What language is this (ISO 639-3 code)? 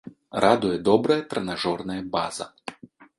bel